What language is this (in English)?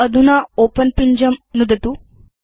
Sanskrit